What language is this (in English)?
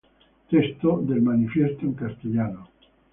Spanish